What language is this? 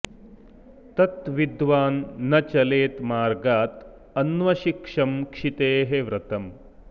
Sanskrit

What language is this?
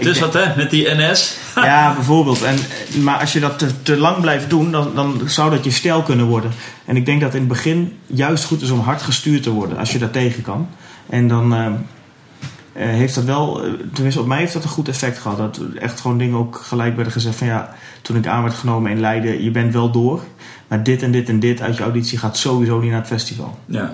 Dutch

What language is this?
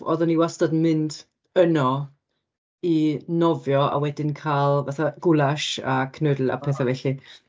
Welsh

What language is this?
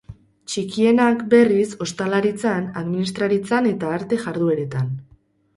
Basque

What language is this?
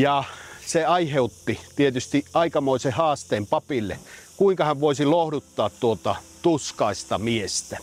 Finnish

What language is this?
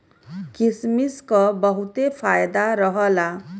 Bhojpuri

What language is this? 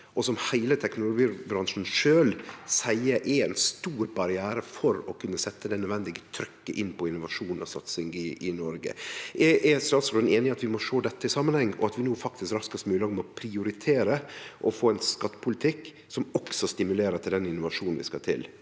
Norwegian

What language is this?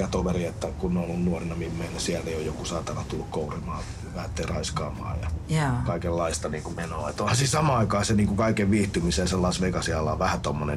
Finnish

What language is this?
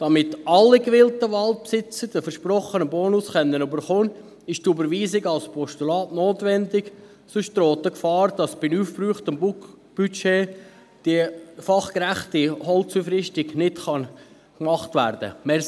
Swiss German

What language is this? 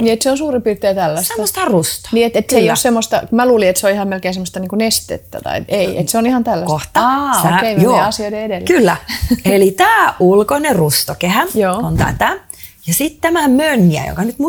Finnish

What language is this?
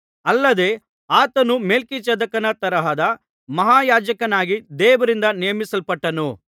Kannada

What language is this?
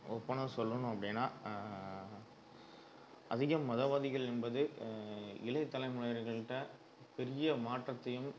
Tamil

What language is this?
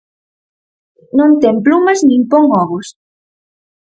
Galician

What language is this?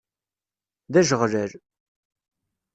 Kabyle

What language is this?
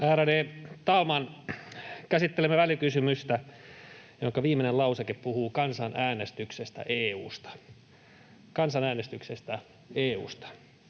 Finnish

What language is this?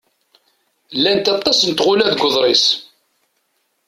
Kabyle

